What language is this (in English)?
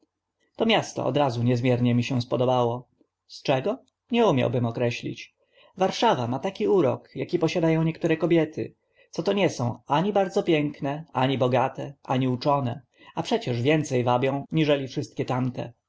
Polish